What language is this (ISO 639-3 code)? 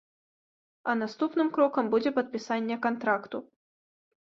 bel